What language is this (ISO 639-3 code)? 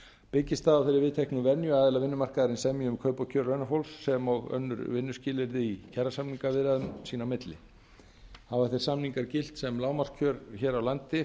isl